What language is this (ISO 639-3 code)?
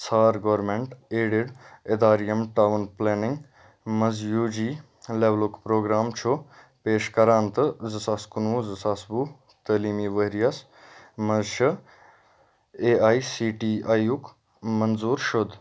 kas